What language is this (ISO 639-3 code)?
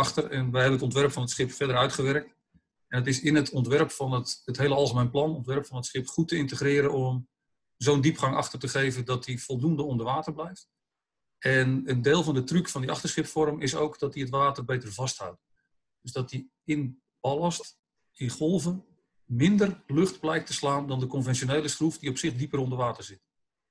nld